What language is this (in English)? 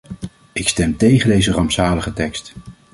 Dutch